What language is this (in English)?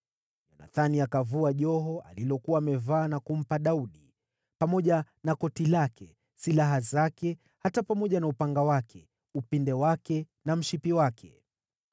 Swahili